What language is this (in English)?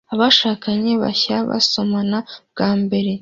Kinyarwanda